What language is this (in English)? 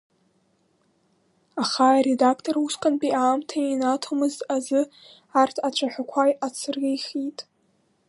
Abkhazian